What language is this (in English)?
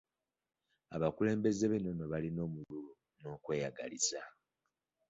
Ganda